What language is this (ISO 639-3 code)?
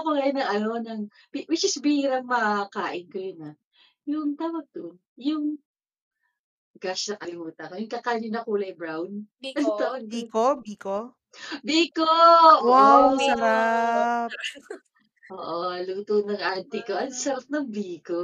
fil